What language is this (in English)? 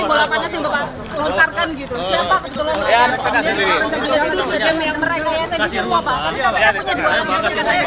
Indonesian